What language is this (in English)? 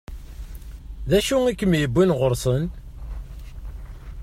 Kabyle